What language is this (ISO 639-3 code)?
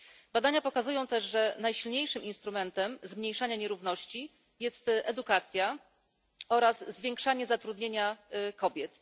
pol